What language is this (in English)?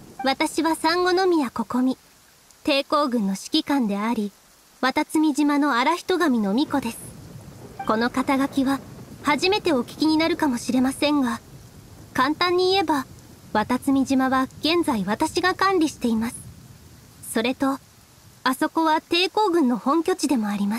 Japanese